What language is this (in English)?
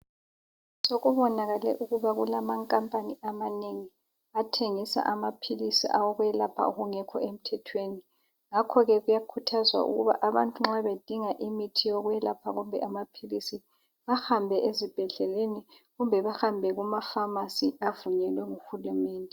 North Ndebele